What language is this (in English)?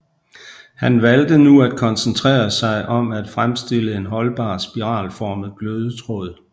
Danish